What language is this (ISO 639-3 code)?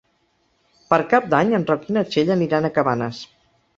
cat